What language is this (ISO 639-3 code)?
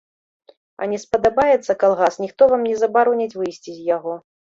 bel